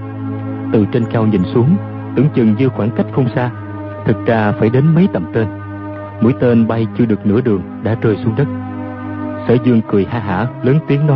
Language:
Vietnamese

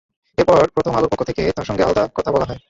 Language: Bangla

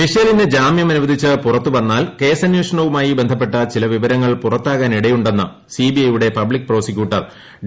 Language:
Malayalam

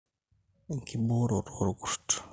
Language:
Masai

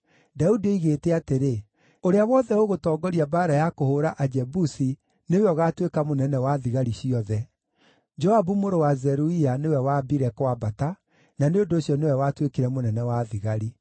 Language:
Kikuyu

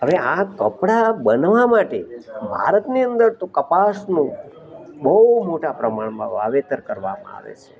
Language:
Gujarati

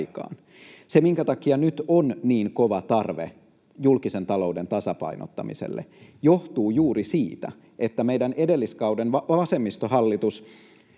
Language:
Finnish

